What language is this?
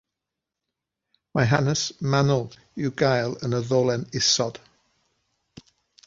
Welsh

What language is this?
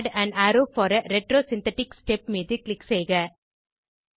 Tamil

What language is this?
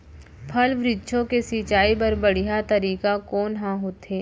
Chhattisgarhi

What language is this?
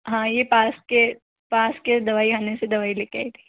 Hindi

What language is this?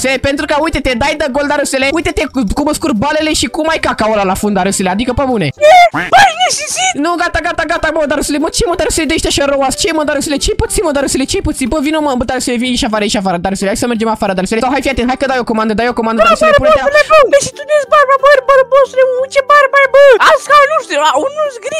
Romanian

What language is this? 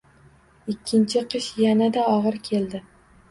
Uzbek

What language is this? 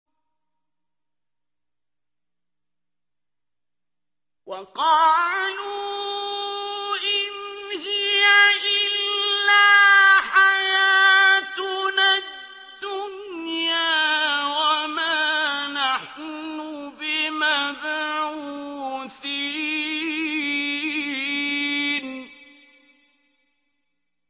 Arabic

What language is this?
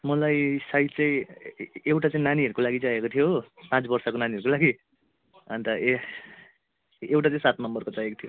Nepali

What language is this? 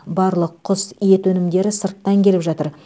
Kazakh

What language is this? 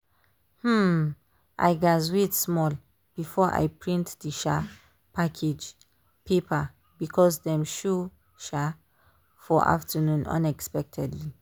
Nigerian Pidgin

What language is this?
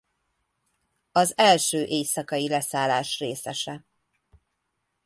Hungarian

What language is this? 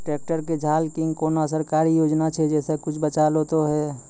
Maithili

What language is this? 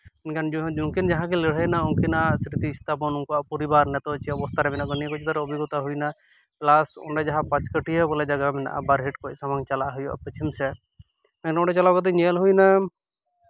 Santali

